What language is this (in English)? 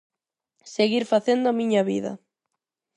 Galician